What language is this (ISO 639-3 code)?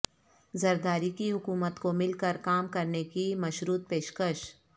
urd